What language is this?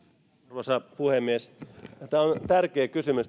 Finnish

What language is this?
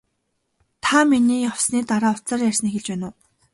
Mongolian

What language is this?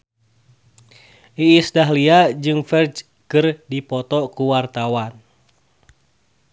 Sundanese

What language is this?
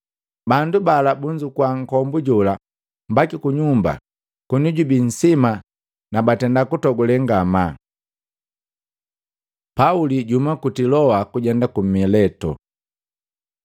Matengo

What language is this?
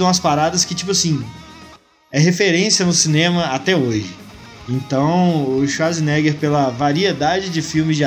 Portuguese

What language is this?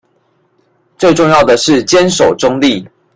Chinese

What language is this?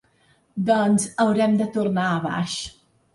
Catalan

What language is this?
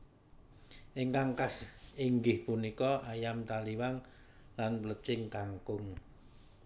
Javanese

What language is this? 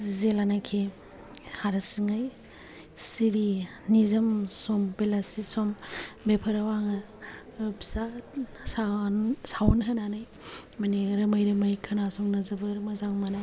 Bodo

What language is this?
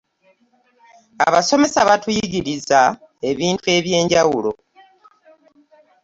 Ganda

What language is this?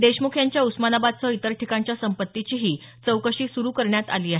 Marathi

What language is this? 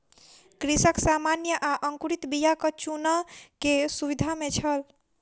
Maithili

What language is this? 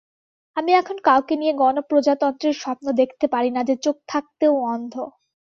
Bangla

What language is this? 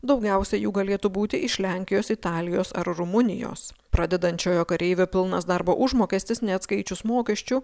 Lithuanian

